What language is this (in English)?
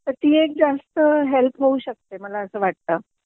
Marathi